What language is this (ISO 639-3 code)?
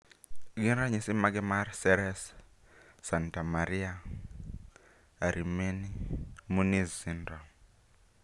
luo